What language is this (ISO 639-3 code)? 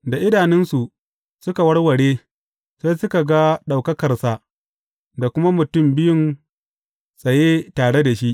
hau